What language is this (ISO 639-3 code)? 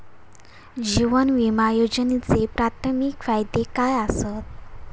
mar